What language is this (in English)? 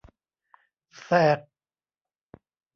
Thai